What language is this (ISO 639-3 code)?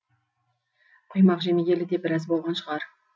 kaz